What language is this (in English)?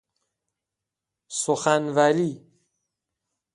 Persian